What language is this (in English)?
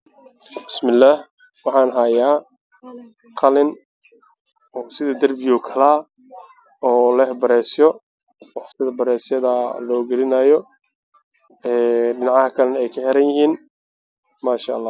Somali